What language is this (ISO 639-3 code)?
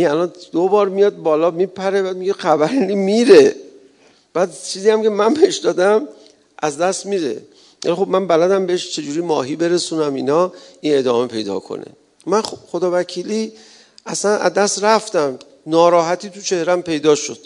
fas